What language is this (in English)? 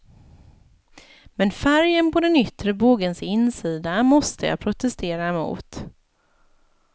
Swedish